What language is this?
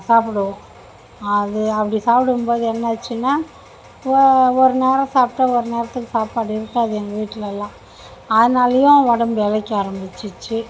Tamil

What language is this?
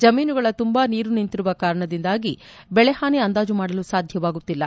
Kannada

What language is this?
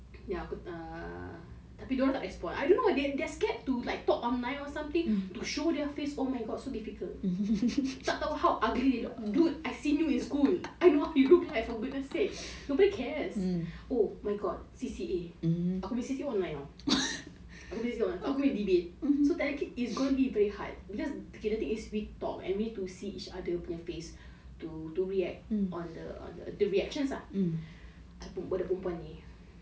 English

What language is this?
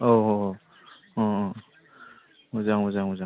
Bodo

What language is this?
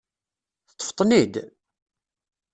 Kabyle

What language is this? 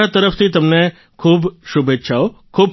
Gujarati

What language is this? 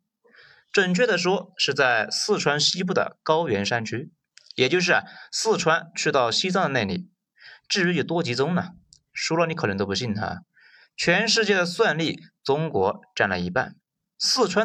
Chinese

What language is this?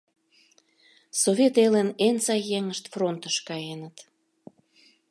Mari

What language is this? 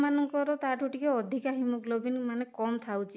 Odia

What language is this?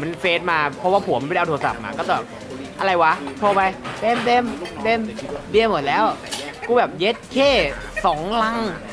Thai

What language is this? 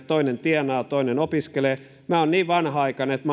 Finnish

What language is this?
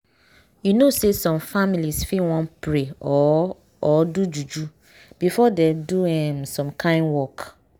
Nigerian Pidgin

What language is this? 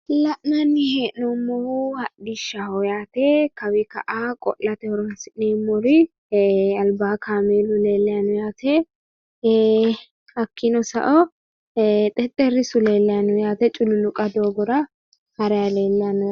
Sidamo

